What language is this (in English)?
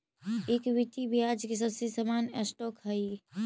Magahi